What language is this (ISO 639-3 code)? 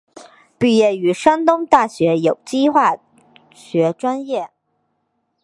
zho